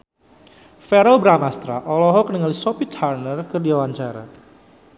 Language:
Sundanese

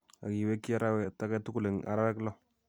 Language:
Kalenjin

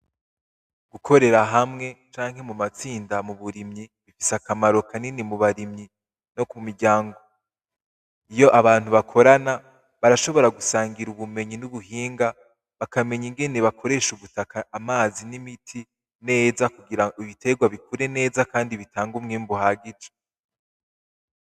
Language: Rundi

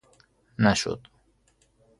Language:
Persian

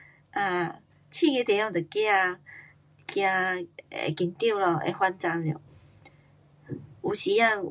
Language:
Pu-Xian Chinese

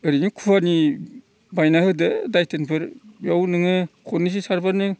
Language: Bodo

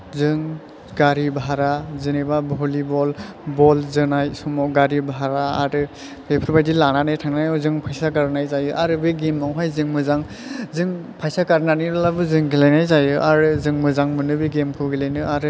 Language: Bodo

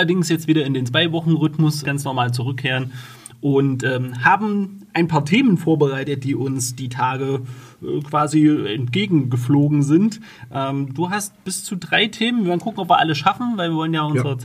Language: German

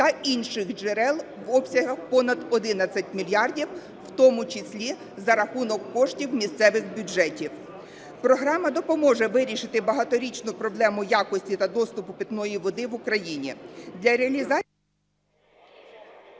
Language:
Ukrainian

